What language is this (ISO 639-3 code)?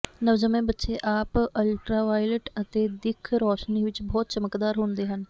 pan